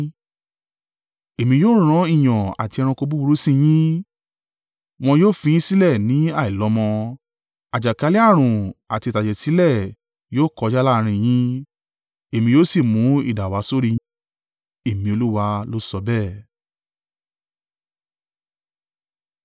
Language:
Yoruba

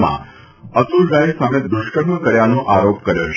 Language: Gujarati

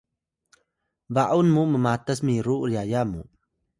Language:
Atayal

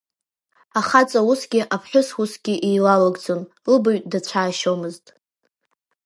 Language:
Abkhazian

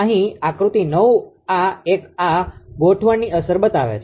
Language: Gujarati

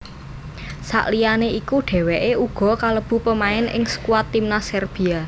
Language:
Javanese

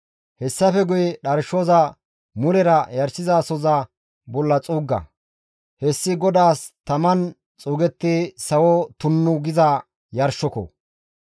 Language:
Gamo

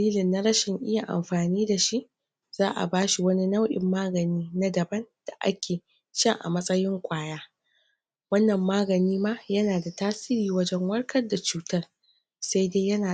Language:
Hausa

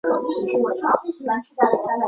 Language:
Chinese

